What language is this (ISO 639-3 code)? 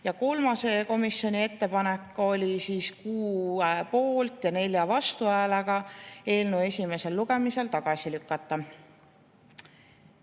est